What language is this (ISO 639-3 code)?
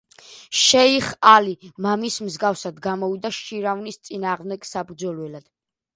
kat